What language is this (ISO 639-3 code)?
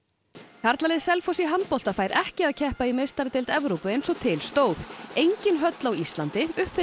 isl